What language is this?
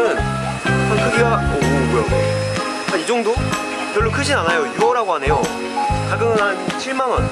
Korean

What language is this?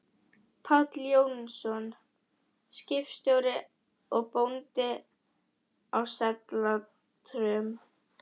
Icelandic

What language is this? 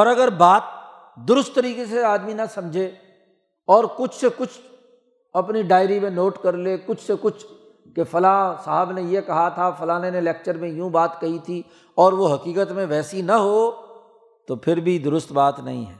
Urdu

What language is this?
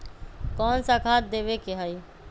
Magahi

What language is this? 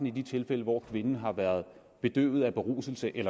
Danish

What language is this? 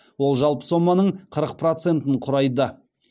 Kazakh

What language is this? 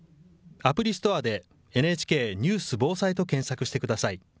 Japanese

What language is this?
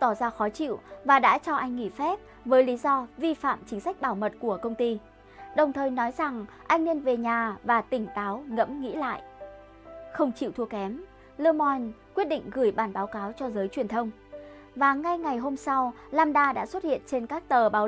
Vietnamese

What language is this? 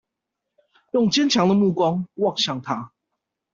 Chinese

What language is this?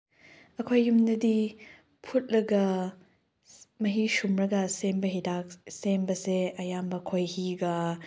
Manipuri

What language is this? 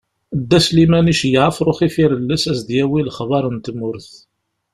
Kabyle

